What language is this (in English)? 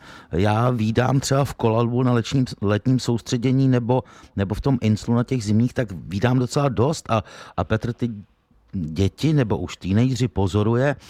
Czech